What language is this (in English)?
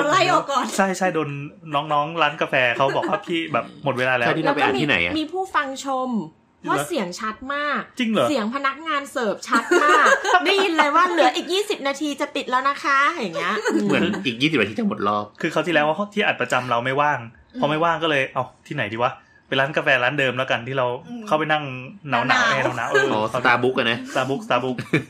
Thai